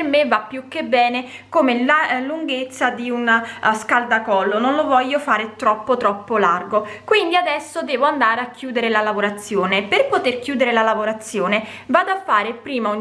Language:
Italian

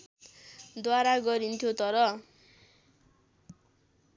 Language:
Nepali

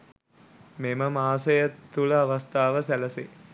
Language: Sinhala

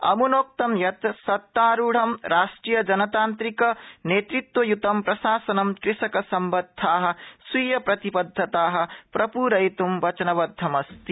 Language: Sanskrit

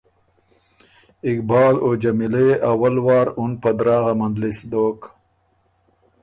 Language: Ormuri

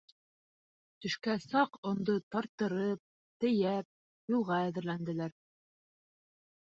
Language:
Bashkir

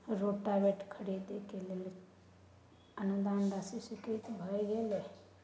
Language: Maithili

